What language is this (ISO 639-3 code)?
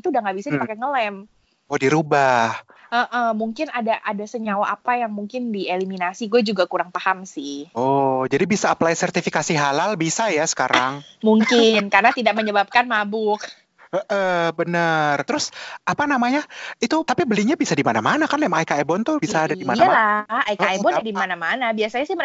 ind